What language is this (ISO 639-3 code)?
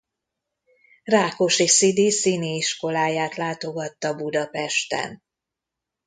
hun